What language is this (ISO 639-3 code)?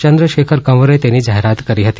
guj